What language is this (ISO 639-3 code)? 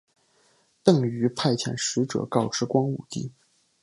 zho